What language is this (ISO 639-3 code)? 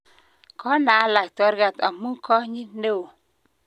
kln